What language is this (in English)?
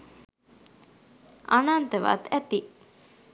Sinhala